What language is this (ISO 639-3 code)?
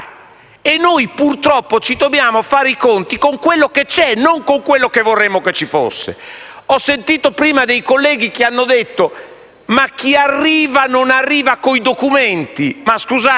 ita